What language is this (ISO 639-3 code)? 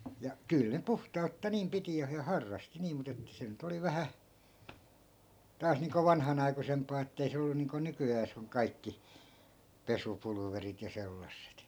fin